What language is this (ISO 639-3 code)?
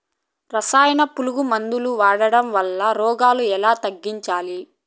tel